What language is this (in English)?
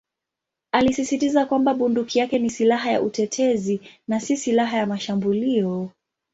Swahili